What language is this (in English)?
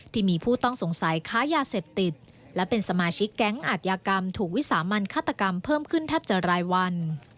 Thai